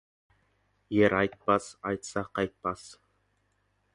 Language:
Kazakh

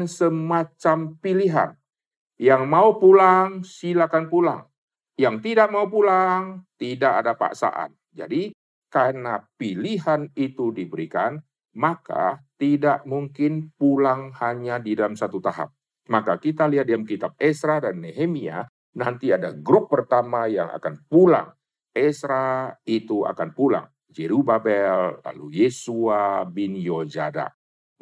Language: Indonesian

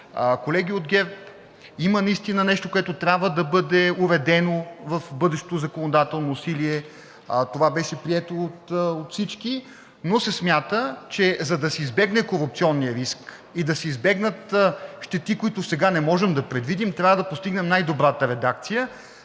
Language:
Bulgarian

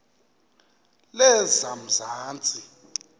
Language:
Xhosa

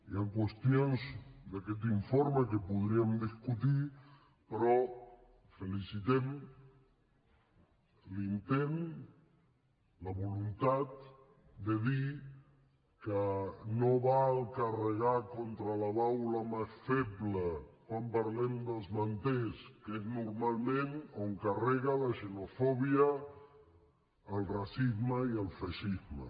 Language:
Catalan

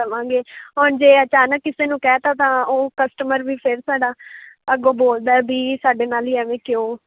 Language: Punjabi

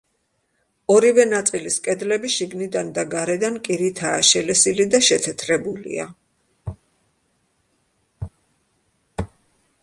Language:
Georgian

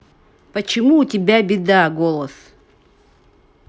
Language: Russian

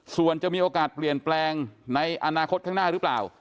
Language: Thai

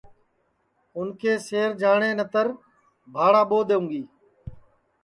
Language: Sansi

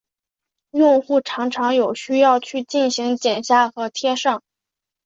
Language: Chinese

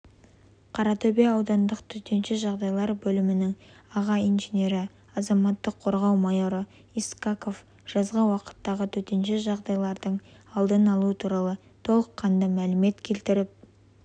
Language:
Kazakh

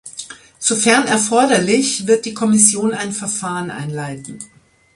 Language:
German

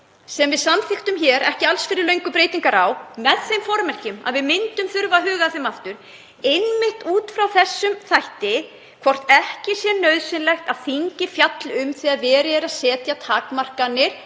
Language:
Icelandic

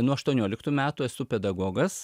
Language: Lithuanian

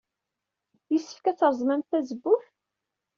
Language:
Kabyle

